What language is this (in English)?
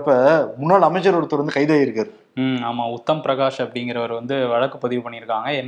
Tamil